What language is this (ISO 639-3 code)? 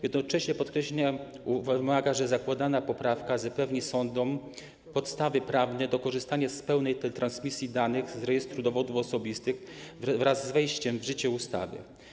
pol